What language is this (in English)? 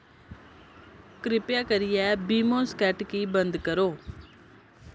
Dogri